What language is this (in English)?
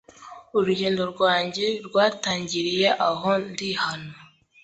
Kinyarwanda